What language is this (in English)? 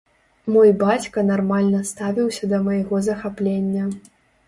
Belarusian